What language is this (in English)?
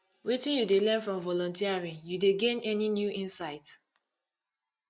Nigerian Pidgin